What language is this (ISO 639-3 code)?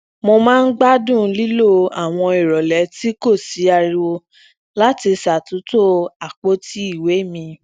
yor